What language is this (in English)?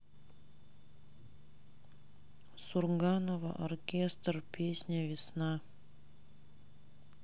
Russian